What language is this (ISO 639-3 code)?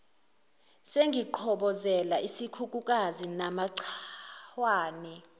zul